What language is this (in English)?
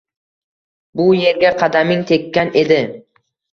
Uzbek